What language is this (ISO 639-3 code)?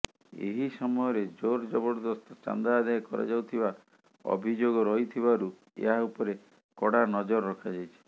ori